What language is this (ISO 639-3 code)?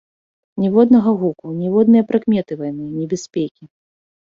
bel